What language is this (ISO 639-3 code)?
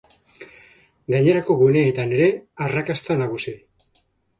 eus